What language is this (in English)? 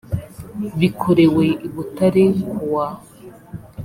Kinyarwanda